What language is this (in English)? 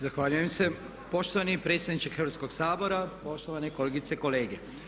Croatian